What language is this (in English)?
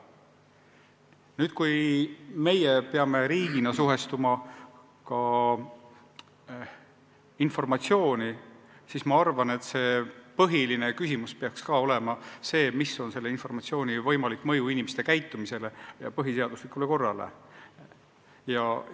Estonian